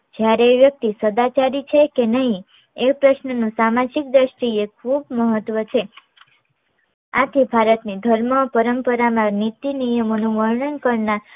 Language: Gujarati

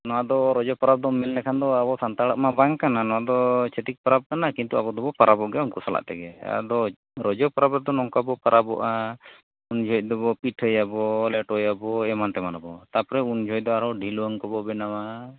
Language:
Santali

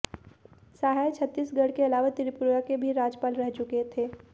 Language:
Hindi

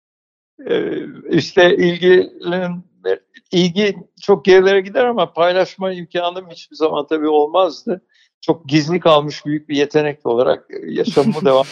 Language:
Turkish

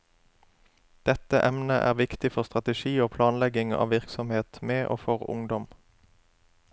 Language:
Norwegian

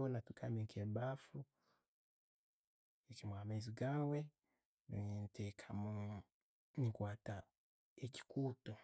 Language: Tooro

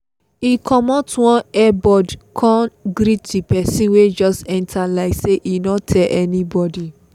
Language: Nigerian Pidgin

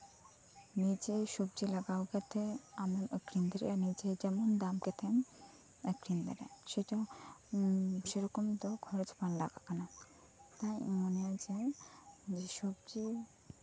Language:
Santali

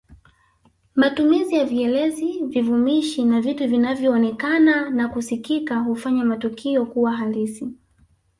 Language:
Swahili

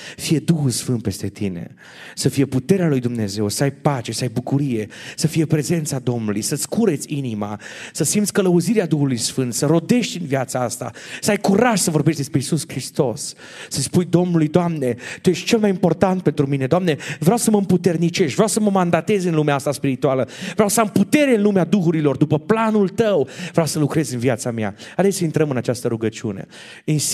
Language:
Romanian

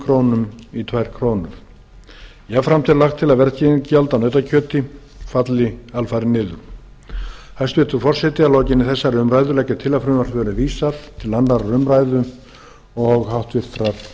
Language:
Icelandic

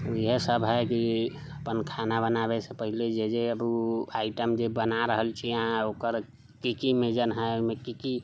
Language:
Maithili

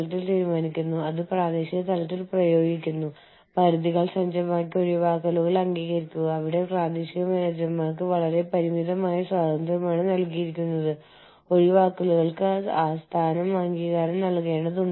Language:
Malayalam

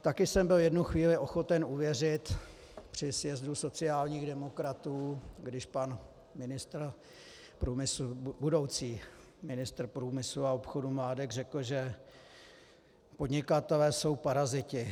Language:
Czech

